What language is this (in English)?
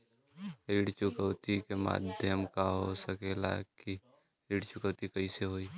Bhojpuri